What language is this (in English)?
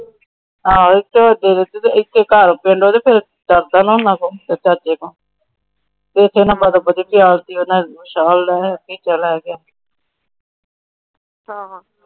Punjabi